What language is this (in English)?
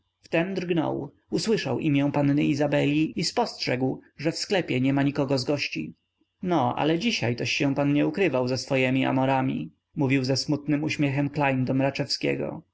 Polish